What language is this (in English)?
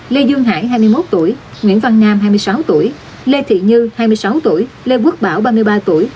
Vietnamese